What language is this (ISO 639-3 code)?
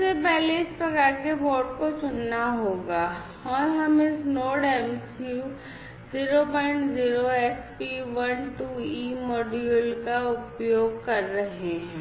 hin